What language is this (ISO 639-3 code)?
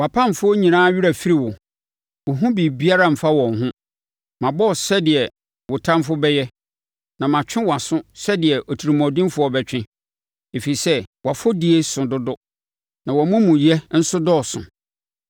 aka